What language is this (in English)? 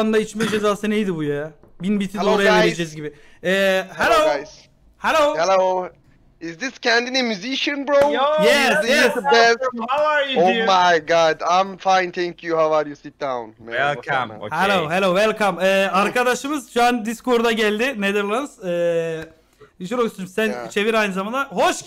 Turkish